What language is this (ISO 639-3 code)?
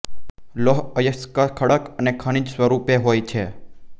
guj